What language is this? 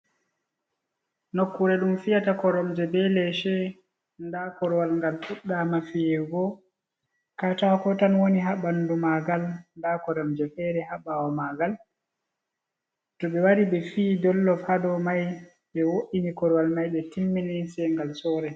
Fula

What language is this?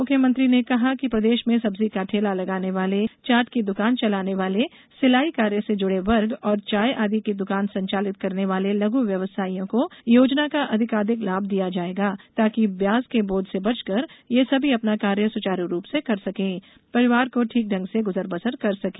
Hindi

